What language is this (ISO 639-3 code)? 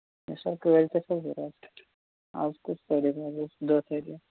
kas